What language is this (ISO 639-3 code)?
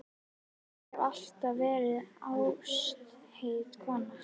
isl